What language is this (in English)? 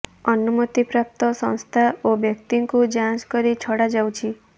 Odia